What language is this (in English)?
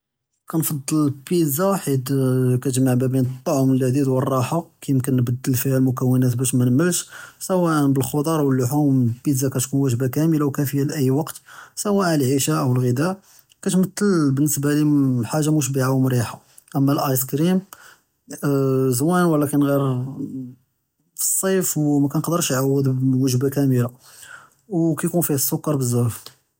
Judeo-Arabic